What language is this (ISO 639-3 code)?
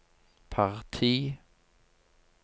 nor